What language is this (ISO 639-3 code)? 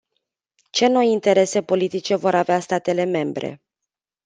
ron